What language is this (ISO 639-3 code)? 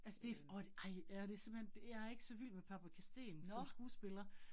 dan